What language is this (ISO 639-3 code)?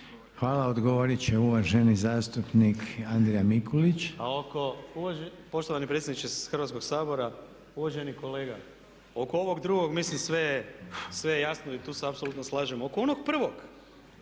hrv